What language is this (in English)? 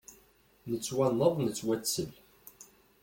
Kabyle